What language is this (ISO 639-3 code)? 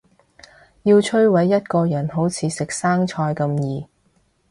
yue